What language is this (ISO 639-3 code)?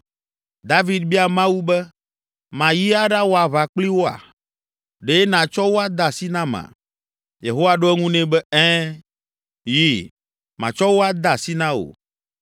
ewe